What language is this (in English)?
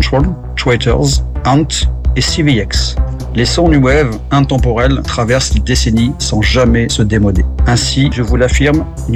French